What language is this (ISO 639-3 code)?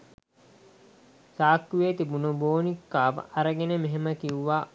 sin